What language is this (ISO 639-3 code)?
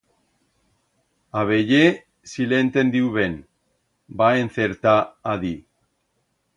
arg